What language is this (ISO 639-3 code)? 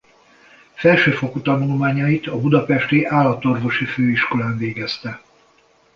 hun